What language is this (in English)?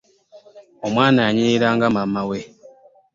Ganda